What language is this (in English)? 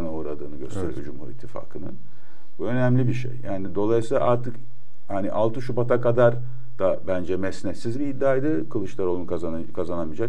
Turkish